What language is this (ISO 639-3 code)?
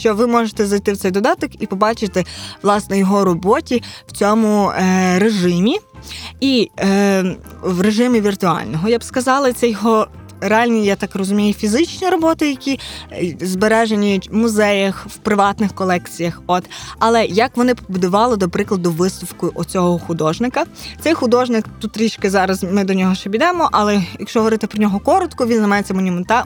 ukr